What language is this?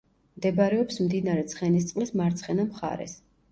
Georgian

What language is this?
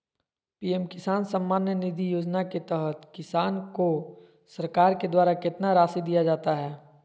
Magahi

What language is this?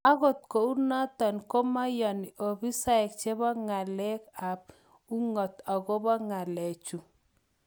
Kalenjin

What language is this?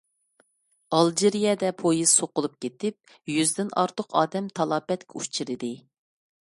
Uyghur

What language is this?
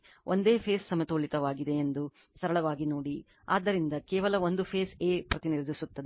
Kannada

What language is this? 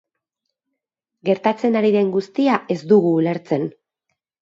Basque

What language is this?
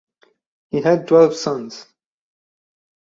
English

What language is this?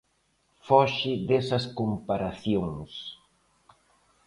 Galician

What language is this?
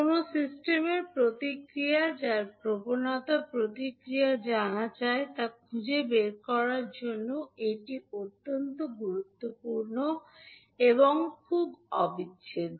Bangla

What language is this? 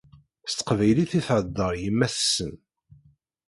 Kabyle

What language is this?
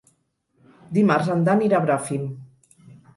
Catalan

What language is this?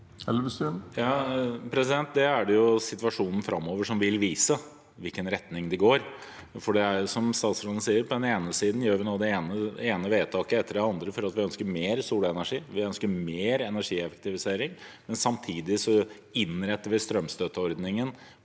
Norwegian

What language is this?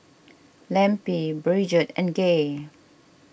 English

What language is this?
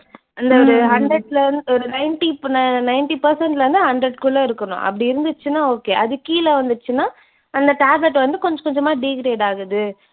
Tamil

